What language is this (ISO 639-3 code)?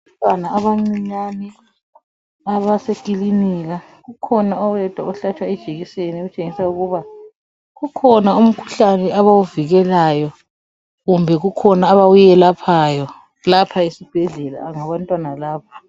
nde